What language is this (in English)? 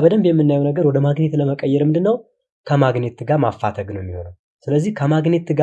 Turkish